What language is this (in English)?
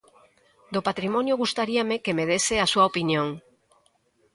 Galician